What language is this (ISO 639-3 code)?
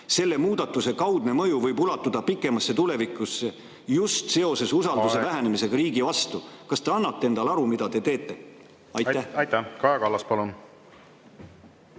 est